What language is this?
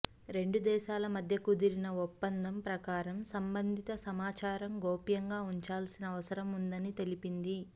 Telugu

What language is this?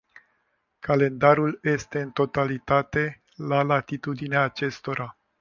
Romanian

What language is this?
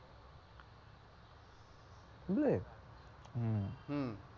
Bangla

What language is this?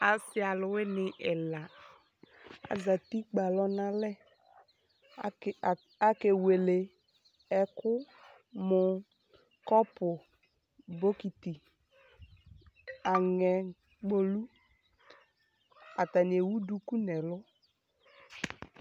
Ikposo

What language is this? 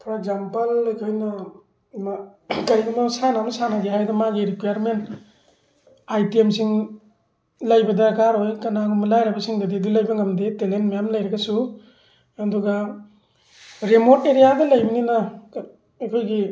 Manipuri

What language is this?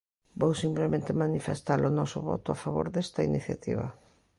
Galician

